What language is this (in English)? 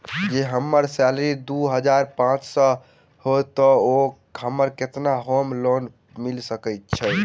Maithili